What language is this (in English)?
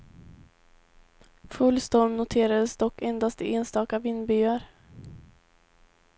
Swedish